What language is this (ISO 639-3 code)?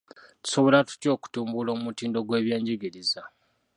lug